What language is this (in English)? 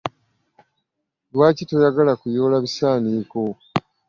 Ganda